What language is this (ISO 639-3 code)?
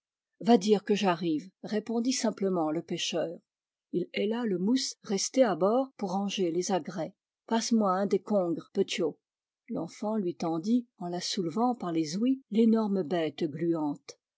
fra